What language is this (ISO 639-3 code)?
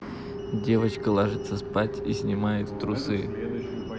rus